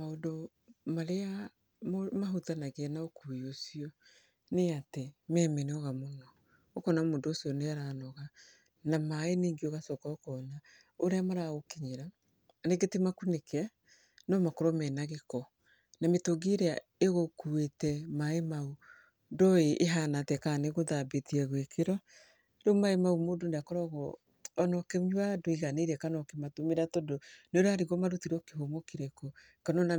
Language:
Kikuyu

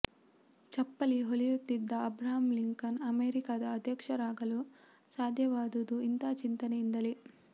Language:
Kannada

